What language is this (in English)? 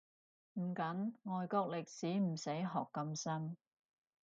Cantonese